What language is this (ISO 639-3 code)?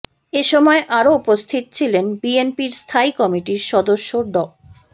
ben